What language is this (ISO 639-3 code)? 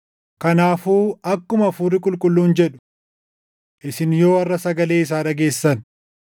orm